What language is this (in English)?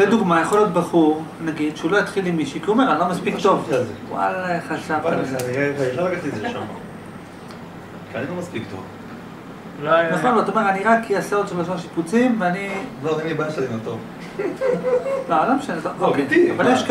Hebrew